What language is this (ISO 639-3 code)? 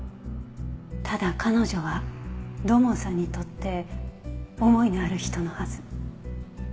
jpn